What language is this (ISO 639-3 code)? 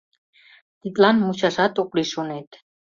chm